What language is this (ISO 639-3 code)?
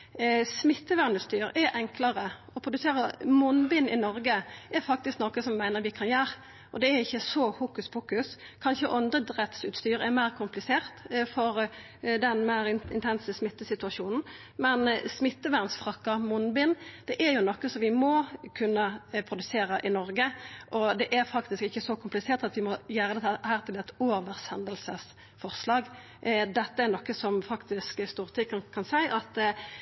nno